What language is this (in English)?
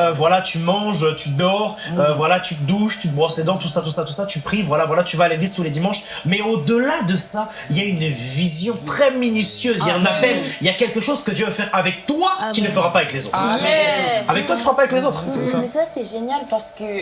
French